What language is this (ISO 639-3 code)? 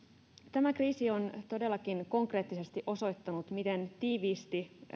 fin